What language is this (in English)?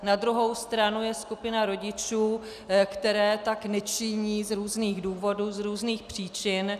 Czech